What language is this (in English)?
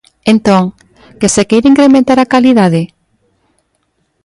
Galician